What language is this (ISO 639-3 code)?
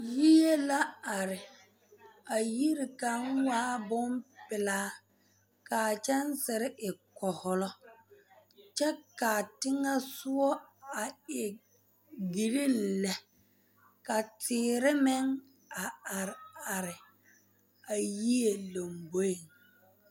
dga